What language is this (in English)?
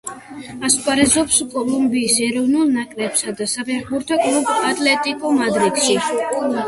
Georgian